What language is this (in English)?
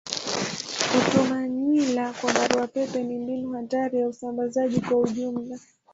Swahili